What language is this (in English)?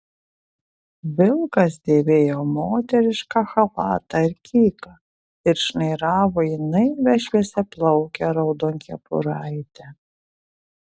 Lithuanian